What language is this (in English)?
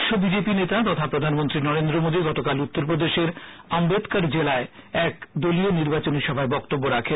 Bangla